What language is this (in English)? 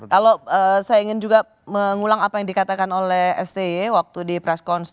Indonesian